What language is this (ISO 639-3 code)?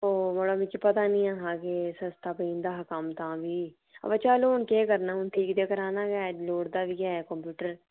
doi